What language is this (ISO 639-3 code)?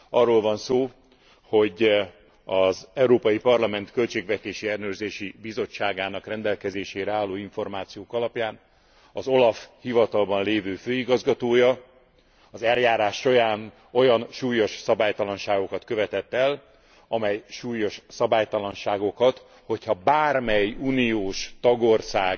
hun